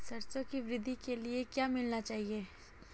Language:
Hindi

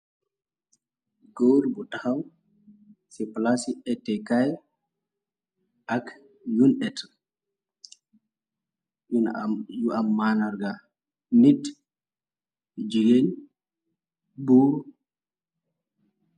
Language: Wolof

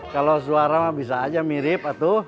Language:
Indonesian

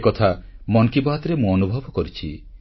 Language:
Odia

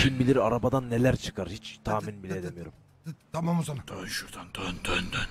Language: Turkish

